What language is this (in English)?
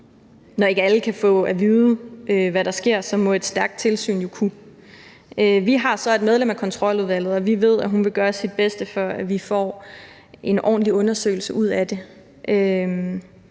Danish